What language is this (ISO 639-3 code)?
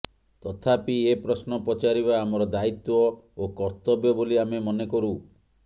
ori